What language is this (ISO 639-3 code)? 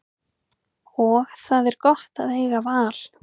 isl